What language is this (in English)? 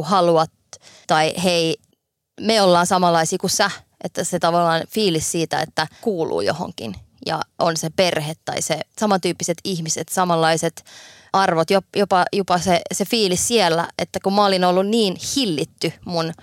Finnish